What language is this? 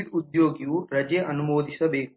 Kannada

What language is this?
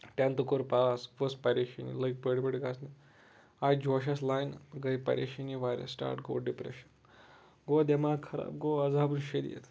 Kashmiri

